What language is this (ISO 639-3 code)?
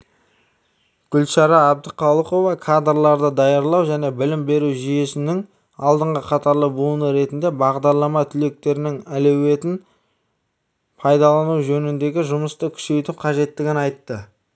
kaz